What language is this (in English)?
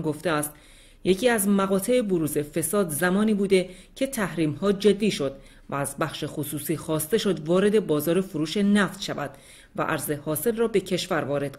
Persian